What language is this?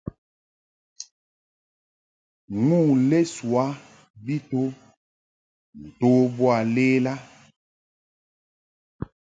Mungaka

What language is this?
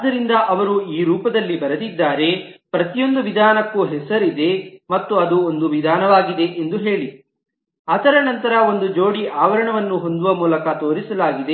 Kannada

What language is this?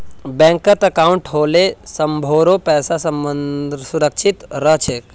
Magahi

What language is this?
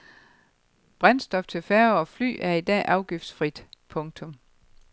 Danish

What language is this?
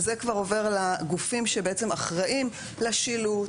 Hebrew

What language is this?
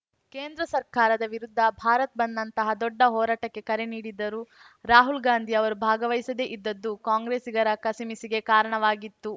Kannada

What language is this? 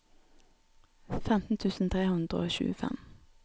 Norwegian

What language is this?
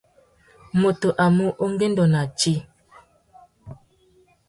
Tuki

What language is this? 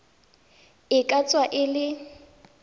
Tswana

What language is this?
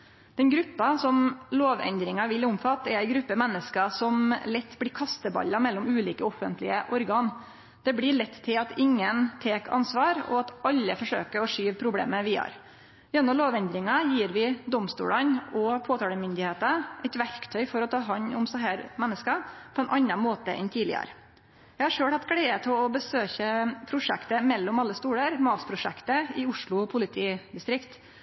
Norwegian Nynorsk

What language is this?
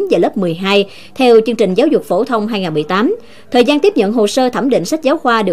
Vietnamese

